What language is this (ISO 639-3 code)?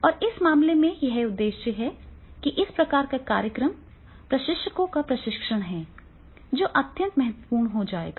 hin